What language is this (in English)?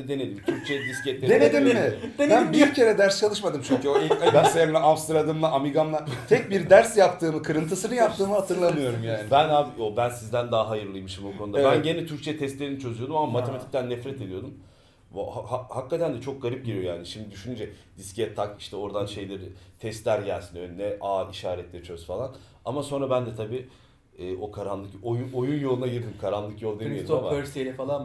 Turkish